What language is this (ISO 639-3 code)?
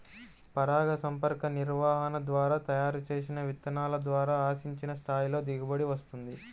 tel